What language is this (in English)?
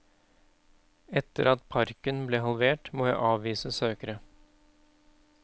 Norwegian